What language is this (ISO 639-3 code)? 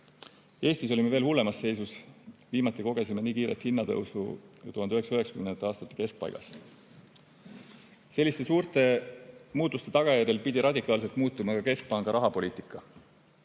est